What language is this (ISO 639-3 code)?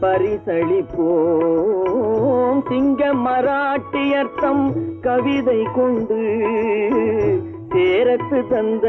hin